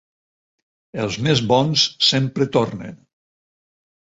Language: Catalan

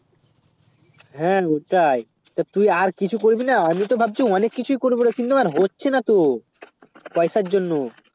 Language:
Bangla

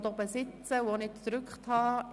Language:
Swiss German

